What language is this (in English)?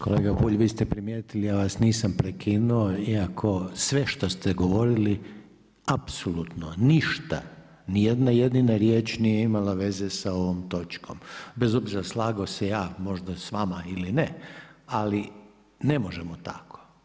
Croatian